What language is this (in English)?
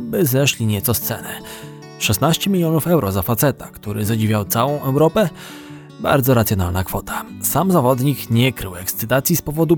Polish